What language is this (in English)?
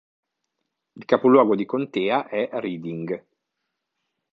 Italian